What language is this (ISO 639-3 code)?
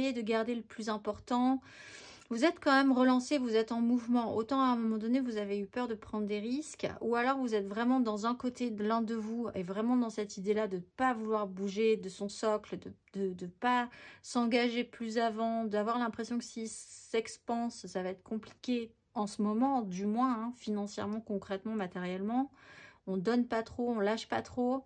fra